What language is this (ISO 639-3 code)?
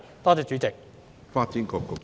yue